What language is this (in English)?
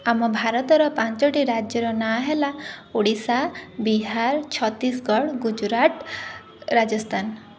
Odia